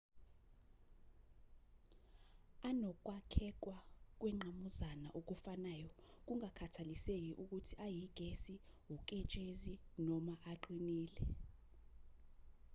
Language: Zulu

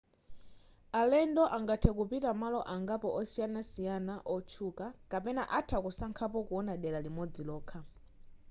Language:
Nyanja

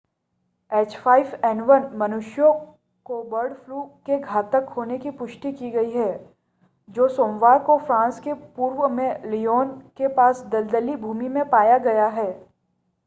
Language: Hindi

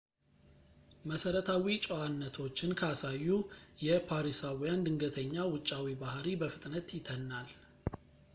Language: Amharic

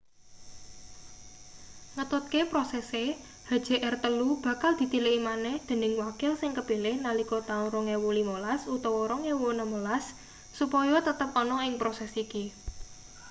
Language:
Javanese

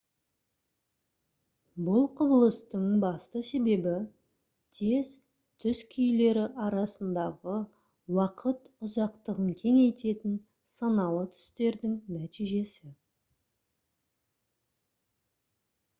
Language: Kazakh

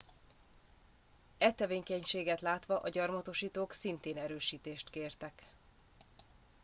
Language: Hungarian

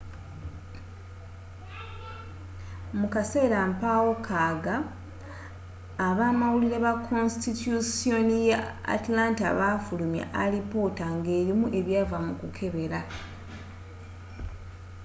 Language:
Ganda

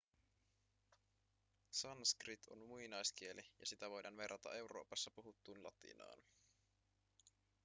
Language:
Finnish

